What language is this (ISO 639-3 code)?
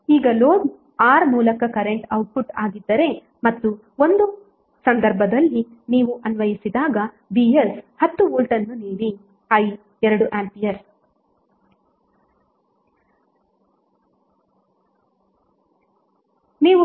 kan